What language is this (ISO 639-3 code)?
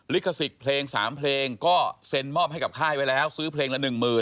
tha